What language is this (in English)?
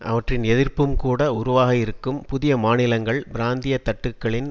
Tamil